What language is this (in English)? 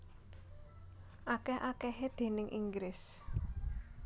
Javanese